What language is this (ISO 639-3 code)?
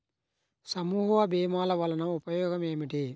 tel